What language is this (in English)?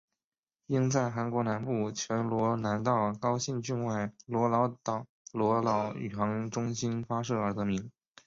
Chinese